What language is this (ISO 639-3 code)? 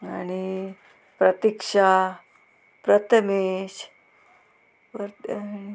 kok